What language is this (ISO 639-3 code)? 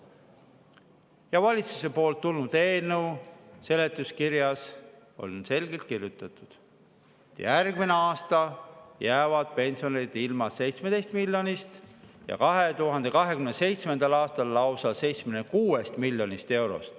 est